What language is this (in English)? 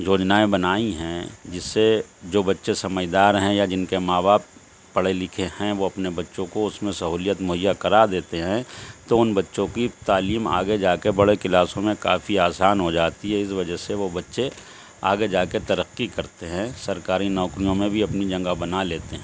Urdu